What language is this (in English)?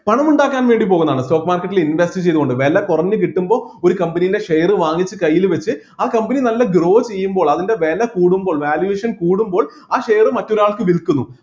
Malayalam